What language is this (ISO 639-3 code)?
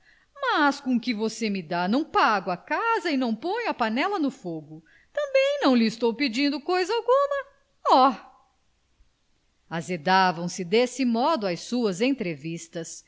por